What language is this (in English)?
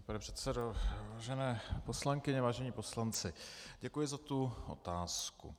Czech